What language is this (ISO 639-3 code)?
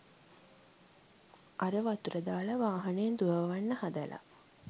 sin